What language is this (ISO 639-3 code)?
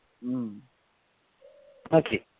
asm